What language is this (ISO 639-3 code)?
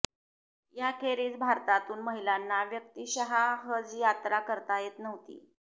mar